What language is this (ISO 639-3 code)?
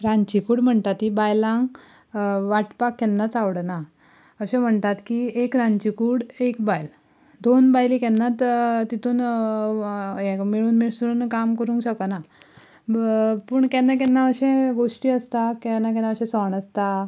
kok